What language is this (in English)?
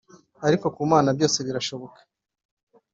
Kinyarwanda